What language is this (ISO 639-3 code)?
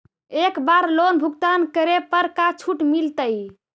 mag